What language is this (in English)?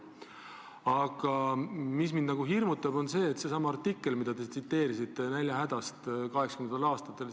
Estonian